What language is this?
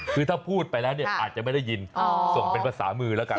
Thai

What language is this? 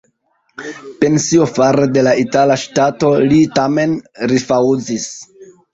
Esperanto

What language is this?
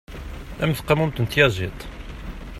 Kabyle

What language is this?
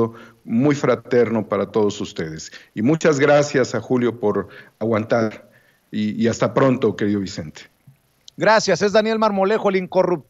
Spanish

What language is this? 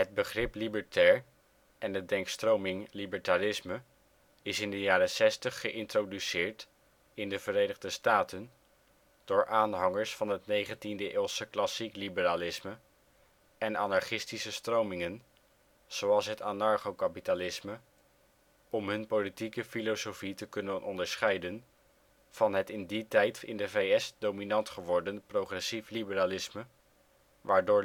Dutch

